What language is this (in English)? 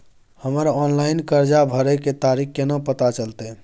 Maithili